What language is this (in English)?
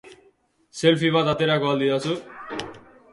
Basque